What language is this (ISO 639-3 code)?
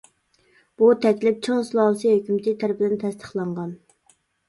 uig